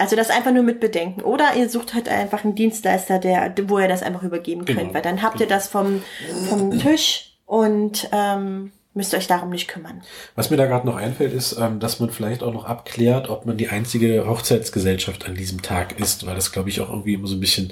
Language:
German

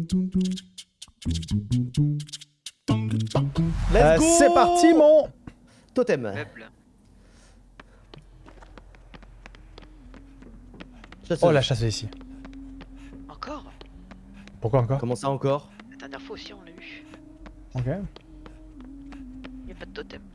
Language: French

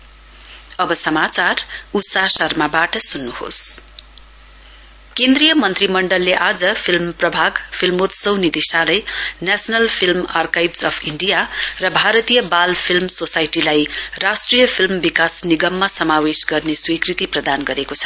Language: Nepali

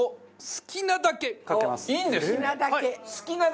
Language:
Japanese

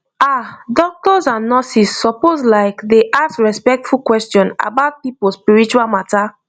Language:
Nigerian Pidgin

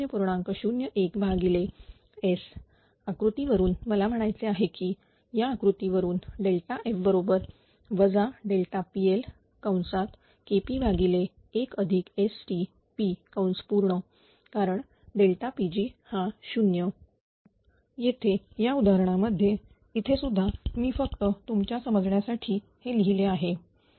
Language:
Marathi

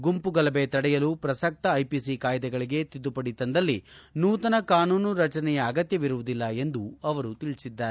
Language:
Kannada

